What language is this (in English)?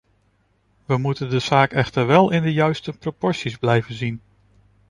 Dutch